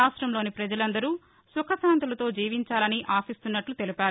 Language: Telugu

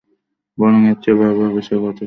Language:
Bangla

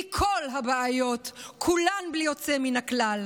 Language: Hebrew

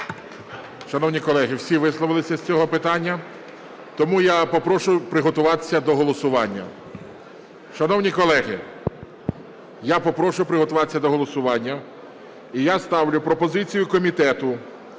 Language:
Ukrainian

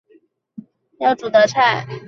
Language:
Chinese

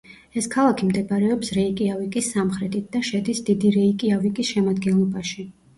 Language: Georgian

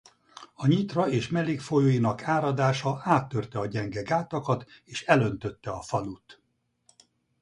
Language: Hungarian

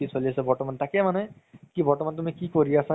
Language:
Assamese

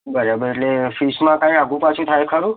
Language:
Gujarati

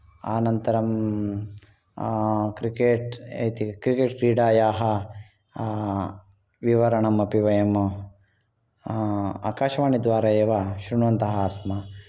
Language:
Sanskrit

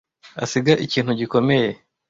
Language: Kinyarwanda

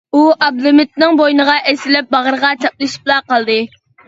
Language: Uyghur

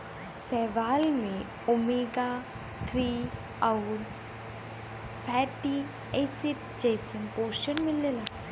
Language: Bhojpuri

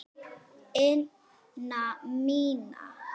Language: Icelandic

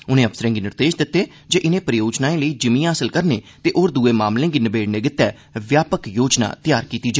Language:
Dogri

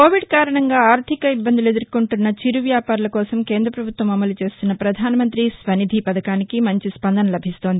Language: Telugu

